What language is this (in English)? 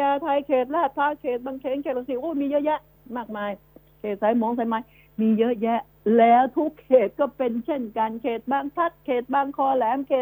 Thai